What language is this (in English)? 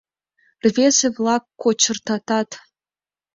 Mari